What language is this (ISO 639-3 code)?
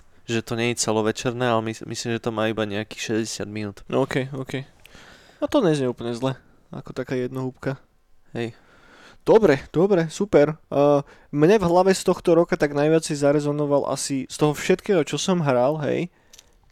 slk